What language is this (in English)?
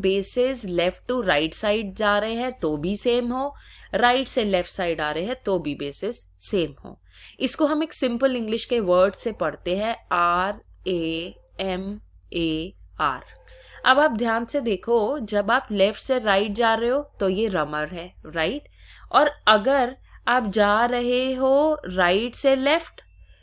Hindi